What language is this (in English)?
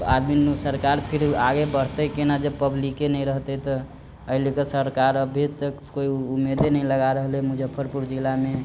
Maithili